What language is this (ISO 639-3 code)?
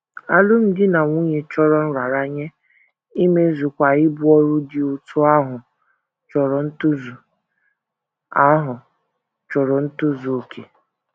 ibo